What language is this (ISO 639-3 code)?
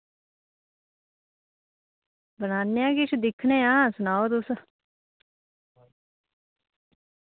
doi